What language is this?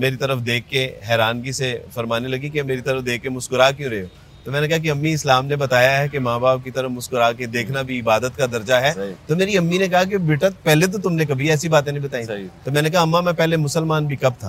Urdu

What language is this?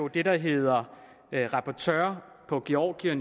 Danish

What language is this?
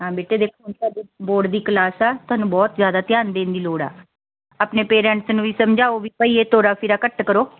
Punjabi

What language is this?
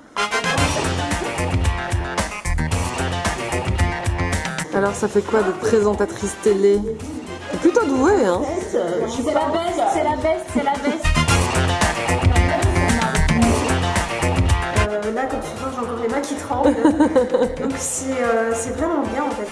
French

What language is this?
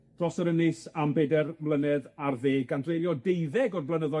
Welsh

